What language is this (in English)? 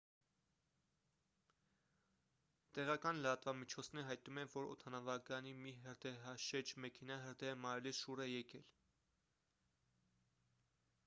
Armenian